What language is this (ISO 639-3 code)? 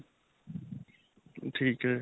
pan